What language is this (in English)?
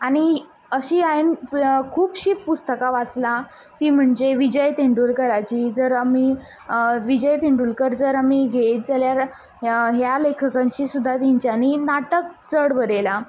Konkani